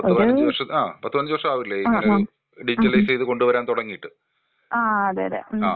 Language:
Malayalam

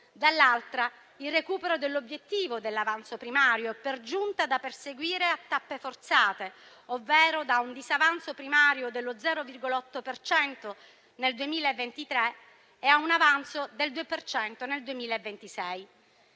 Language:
Italian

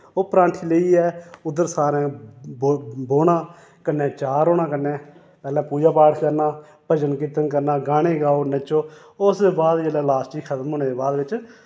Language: Dogri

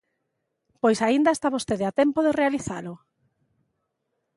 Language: Galician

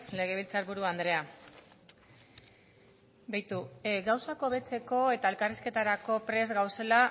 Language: Basque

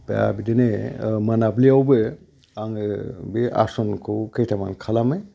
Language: Bodo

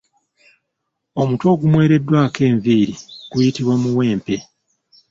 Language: Ganda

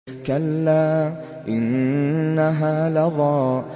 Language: Arabic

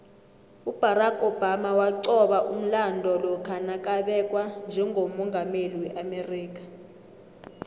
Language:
South Ndebele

